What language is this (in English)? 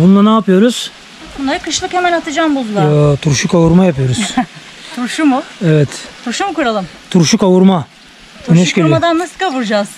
Turkish